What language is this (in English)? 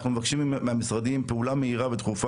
Hebrew